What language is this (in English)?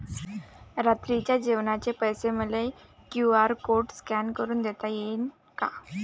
Marathi